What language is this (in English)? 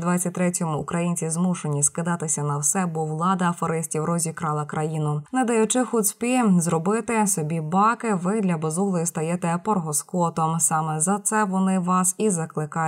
Ukrainian